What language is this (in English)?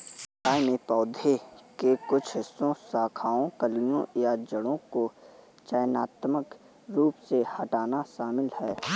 Hindi